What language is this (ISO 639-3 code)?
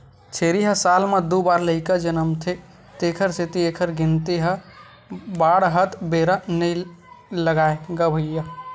hne